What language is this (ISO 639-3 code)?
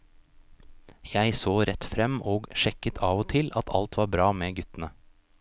nor